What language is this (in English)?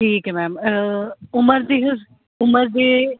Punjabi